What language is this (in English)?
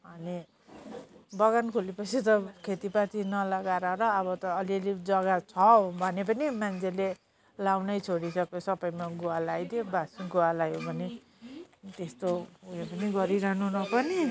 Nepali